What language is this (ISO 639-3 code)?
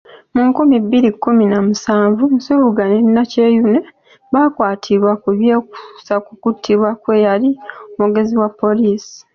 lug